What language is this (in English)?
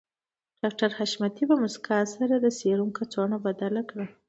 Pashto